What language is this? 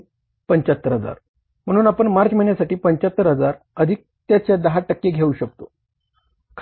Marathi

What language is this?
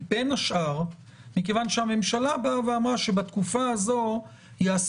Hebrew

